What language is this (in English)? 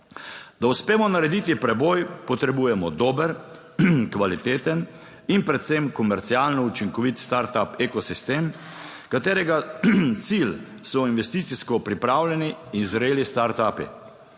Slovenian